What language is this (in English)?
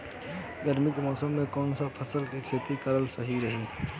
Bhojpuri